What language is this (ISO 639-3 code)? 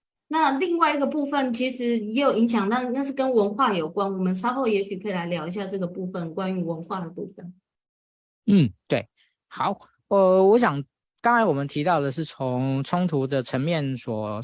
zho